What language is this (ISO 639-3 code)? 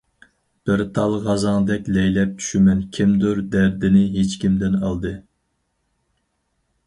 uig